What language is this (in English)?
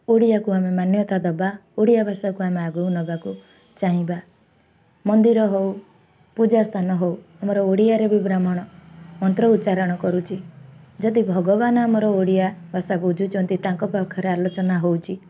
Odia